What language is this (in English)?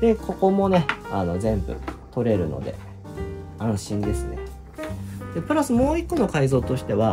Japanese